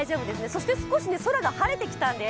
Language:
Japanese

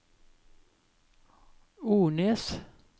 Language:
Norwegian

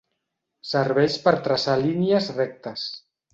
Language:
Catalan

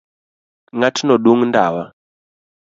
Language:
Luo (Kenya and Tanzania)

